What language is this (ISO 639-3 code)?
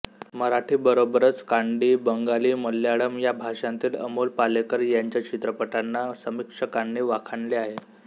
mar